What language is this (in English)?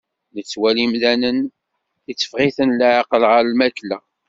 Kabyle